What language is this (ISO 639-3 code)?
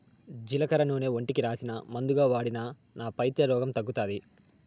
tel